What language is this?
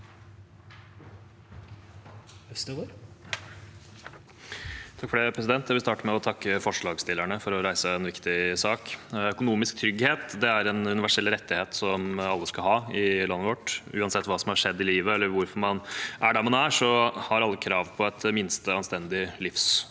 Norwegian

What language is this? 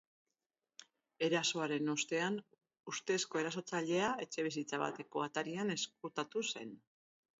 Basque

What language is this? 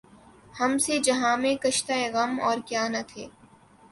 Urdu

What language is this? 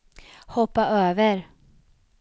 Swedish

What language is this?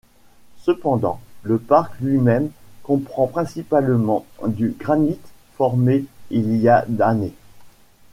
French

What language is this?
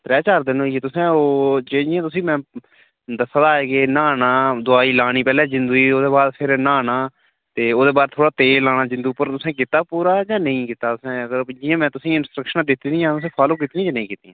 Dogri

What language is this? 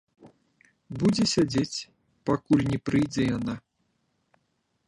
Belarusian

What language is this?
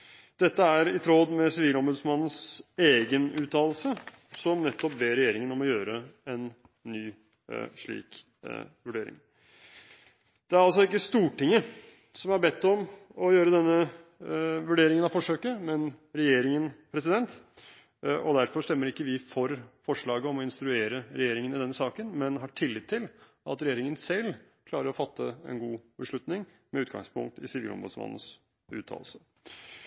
Norwegian Bokmål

